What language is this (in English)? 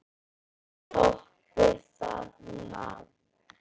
Icelandic